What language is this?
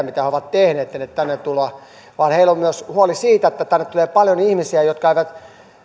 Finnish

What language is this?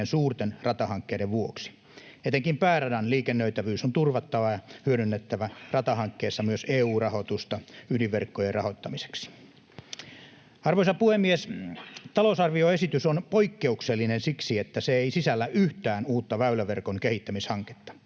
Finnish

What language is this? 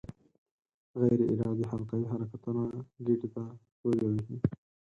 Pashto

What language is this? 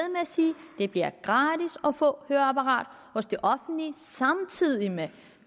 Danish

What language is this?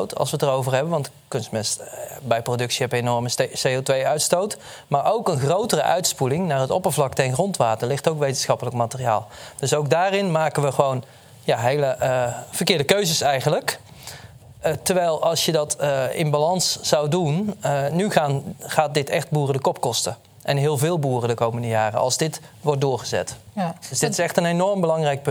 Dutch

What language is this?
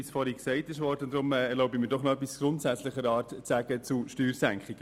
Swiss German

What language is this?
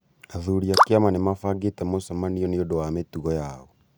Kikuyu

